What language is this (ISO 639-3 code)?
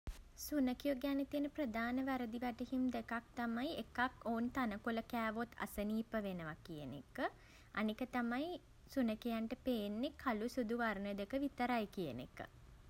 sin